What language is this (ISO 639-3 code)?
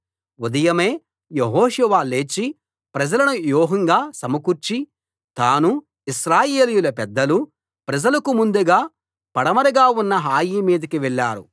tel